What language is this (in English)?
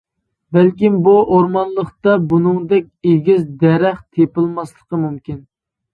Uyghur